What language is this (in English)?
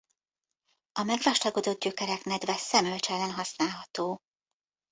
Hungarian